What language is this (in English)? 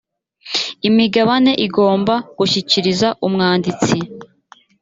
Kinyarwanda